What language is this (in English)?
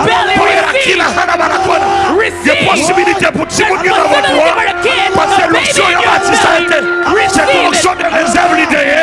English